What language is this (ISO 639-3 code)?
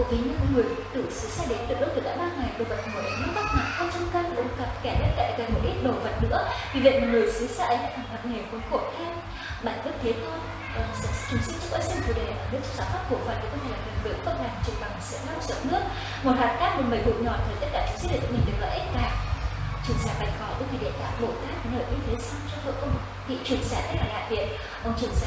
vie